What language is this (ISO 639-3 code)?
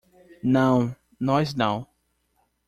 por